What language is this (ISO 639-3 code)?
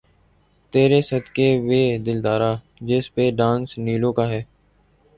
urd